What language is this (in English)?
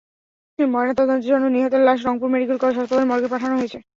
Bangla